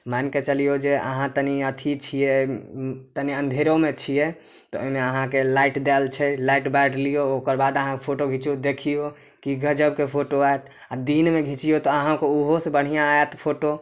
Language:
Maithili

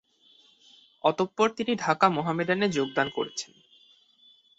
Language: Bangla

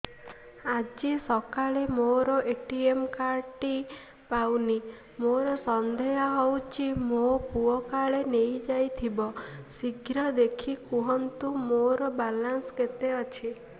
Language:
Odia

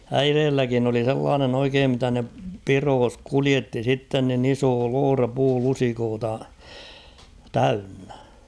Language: Finnish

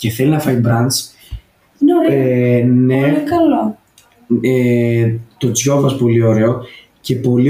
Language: Greek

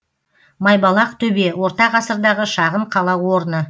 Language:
Kazakh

